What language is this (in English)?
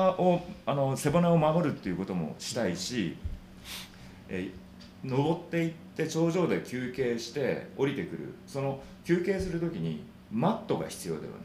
Japanese